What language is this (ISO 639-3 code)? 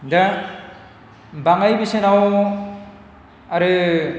brx